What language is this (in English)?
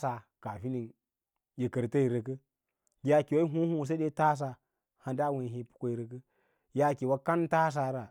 Lala-Roba